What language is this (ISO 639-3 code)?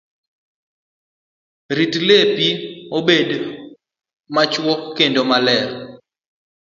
luo